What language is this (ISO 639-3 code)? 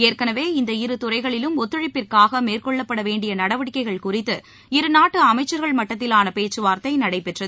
tam